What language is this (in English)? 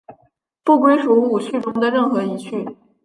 Chinese